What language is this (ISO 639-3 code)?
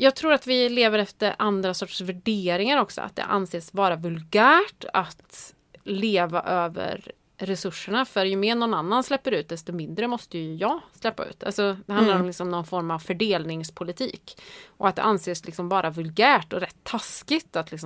swe